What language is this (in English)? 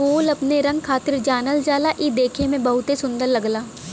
Bhojpuri